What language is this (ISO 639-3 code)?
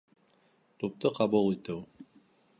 bak